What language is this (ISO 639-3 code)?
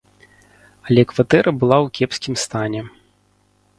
bel